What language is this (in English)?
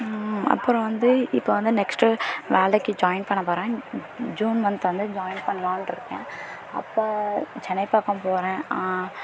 Tamil